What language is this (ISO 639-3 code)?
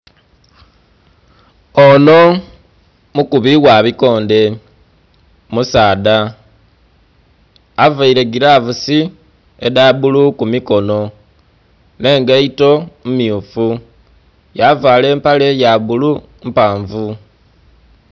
xog